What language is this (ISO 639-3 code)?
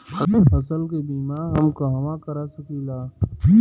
bho